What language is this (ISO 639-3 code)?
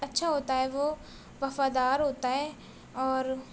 urd